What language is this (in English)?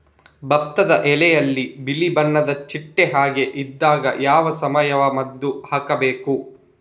Kannada